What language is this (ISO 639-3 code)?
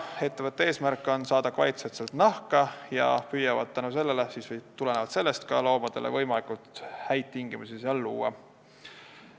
est